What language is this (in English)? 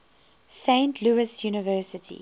English